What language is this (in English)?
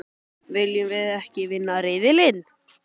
Icelandic